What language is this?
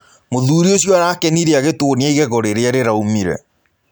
Kikuyu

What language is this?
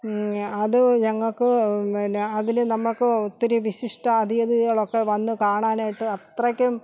Malayalam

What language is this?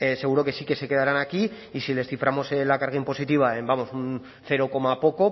Spanish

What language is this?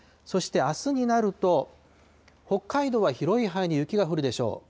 Japanese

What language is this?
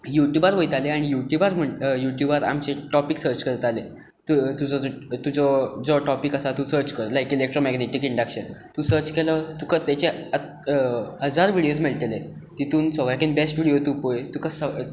Konkani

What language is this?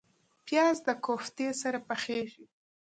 Pashto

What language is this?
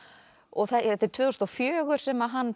Icelandic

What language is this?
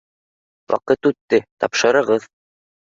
Bashkir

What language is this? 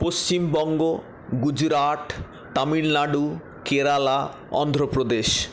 Bangla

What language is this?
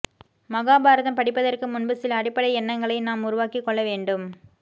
Tamil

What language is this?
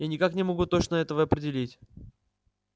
Russian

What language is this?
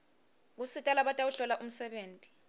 Swati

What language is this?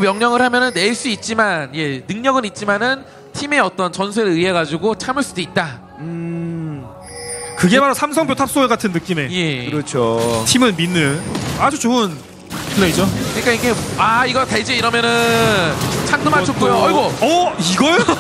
Korean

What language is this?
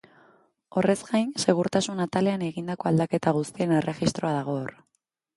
Basque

